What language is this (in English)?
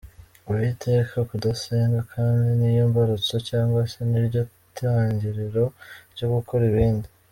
Kinyarwanda